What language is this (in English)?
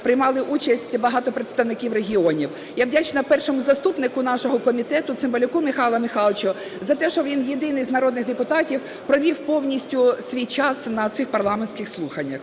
Ukrainian